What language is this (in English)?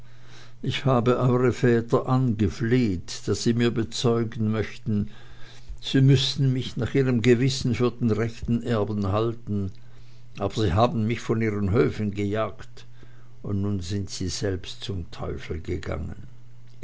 German